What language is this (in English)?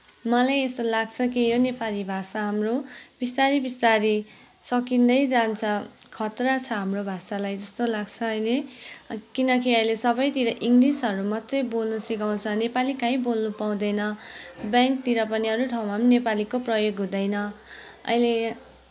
Nepali